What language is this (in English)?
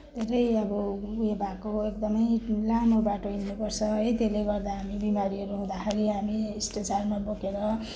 Nepali